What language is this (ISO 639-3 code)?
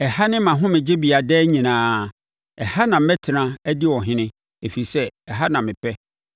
aka